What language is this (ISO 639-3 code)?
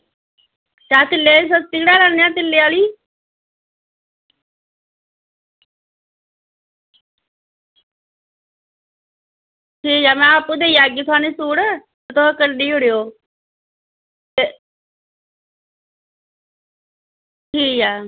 doi